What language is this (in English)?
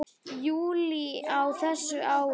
Icelandic